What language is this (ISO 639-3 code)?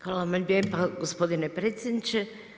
hrv